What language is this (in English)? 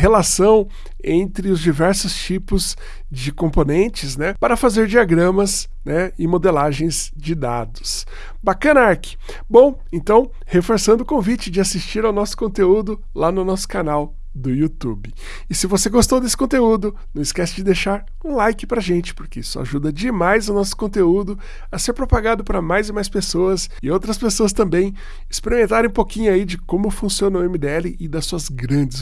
Portuguese